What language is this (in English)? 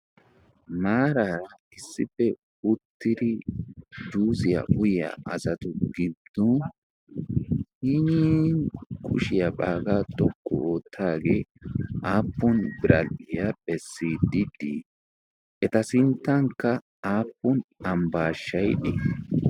Wolaytta